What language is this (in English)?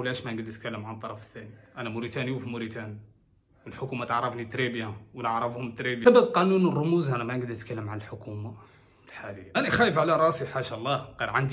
Arabic